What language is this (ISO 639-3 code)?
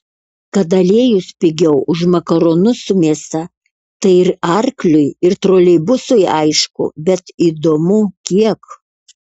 lit